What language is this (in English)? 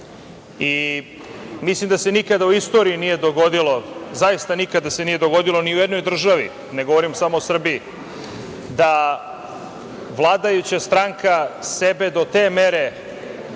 Serbian